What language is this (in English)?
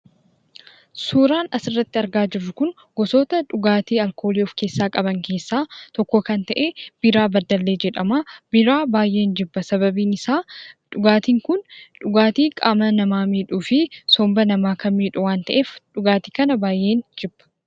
Oromo